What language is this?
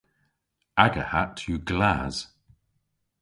Cornish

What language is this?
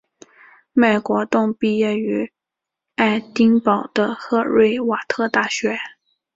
Chinese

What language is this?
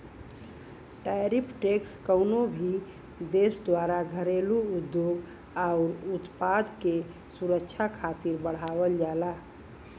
Bhojpuri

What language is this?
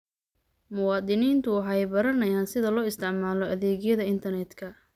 Somali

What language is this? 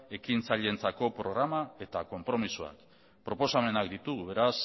Basque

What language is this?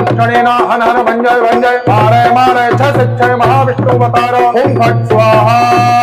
Hindi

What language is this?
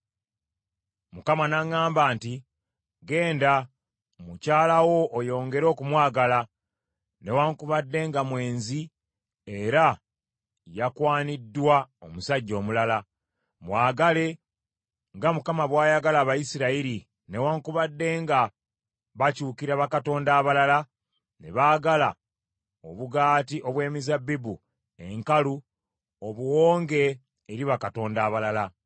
Ganda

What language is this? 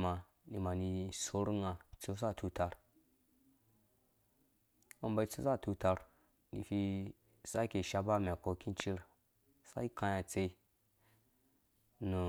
Dũya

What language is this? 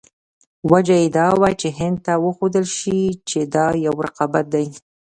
Pashto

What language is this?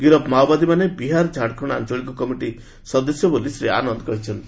Odia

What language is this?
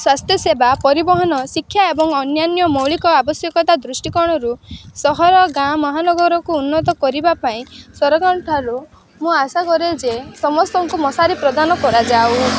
Odia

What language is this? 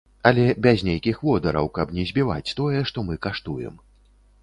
Belarusian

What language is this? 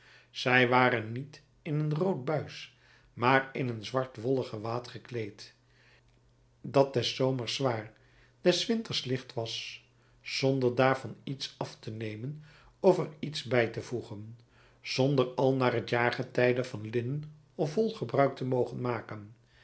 Dutch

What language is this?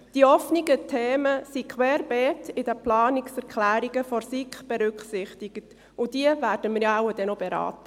Swiss German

